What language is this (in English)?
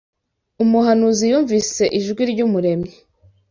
Kinyarwanda